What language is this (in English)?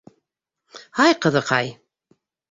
Bashkir